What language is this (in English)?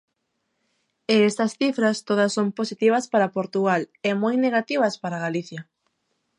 Galician